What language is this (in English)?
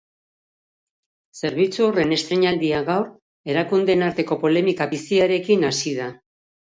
Basque